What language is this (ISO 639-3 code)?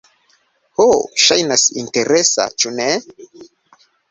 epo